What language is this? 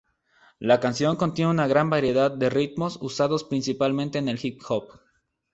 Spanish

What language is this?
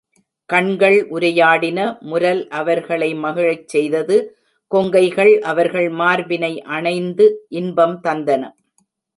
Tamil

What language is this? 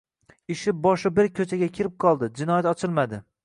Uzbek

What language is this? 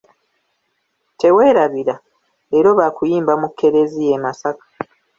Ganda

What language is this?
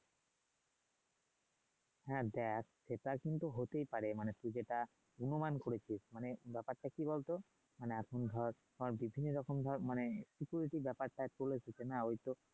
Bangla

